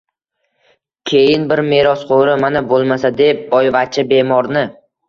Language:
Uzbek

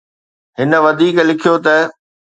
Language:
Sindhi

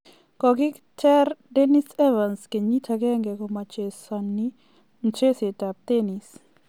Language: Kalenjin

